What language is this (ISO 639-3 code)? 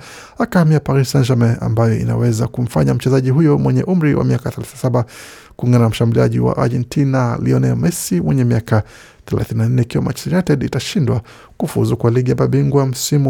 swa